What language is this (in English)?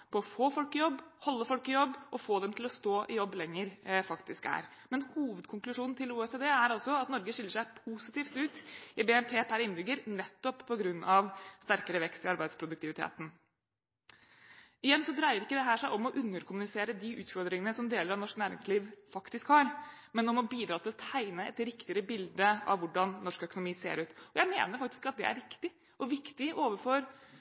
Norwegian Bokmål